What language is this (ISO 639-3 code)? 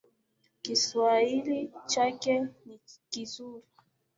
swa